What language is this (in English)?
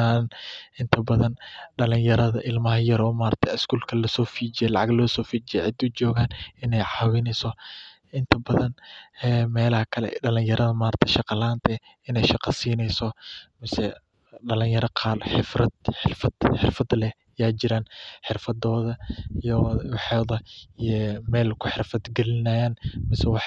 Somali